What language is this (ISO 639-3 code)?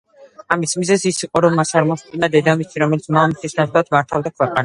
kat